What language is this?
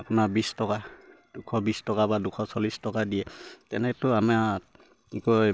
Assamese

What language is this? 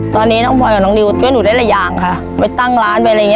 Thai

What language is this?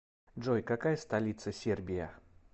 Russian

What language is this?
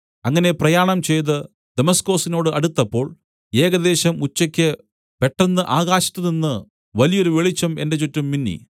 Malayalam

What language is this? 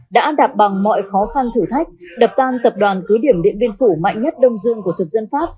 Vietnamese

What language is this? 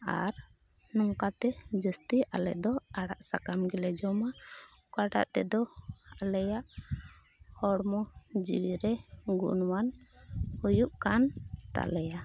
Santali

